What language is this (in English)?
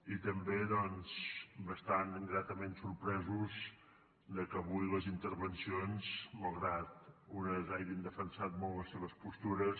Catalan